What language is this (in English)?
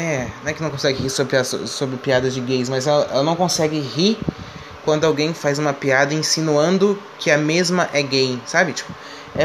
Portuguese